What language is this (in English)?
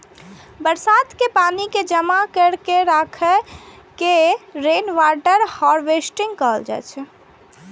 Maithili